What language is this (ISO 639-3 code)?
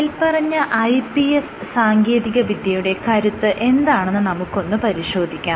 mal